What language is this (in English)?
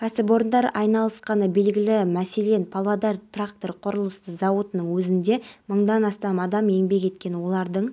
Kazakh